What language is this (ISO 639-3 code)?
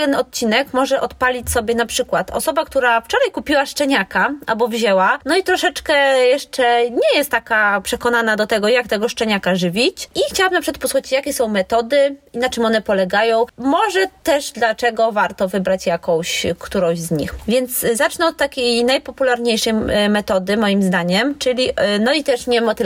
pol